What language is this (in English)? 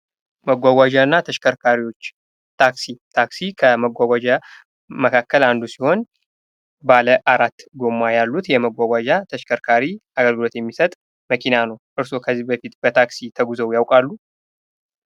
Amharic